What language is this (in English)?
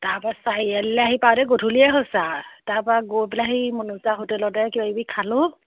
Assamese